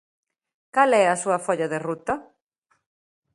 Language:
Galician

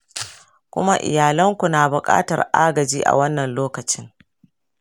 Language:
Hausa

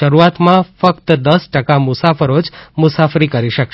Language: Gujarati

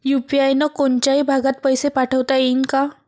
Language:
Marathi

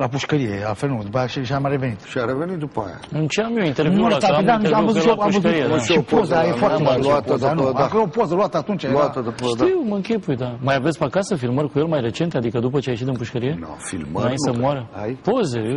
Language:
Romanian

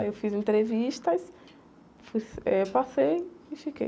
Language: Portuguese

